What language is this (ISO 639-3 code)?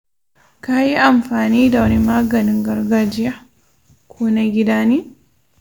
hau